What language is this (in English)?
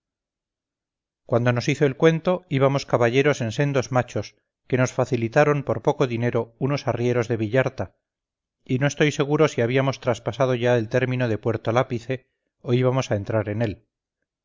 Spanish